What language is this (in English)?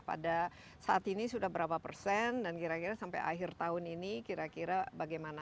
Indonesian